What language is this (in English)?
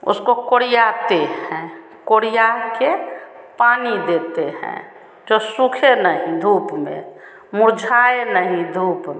Hindi